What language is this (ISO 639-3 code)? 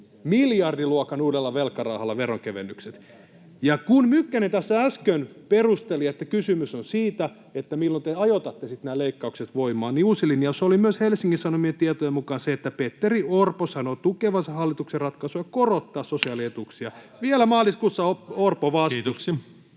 fin